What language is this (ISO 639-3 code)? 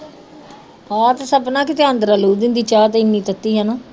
pan